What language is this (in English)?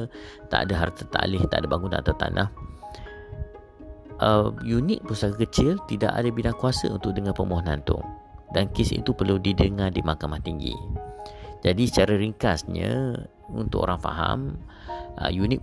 Malay